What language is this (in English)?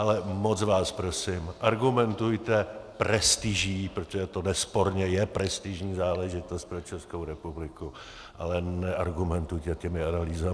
Czech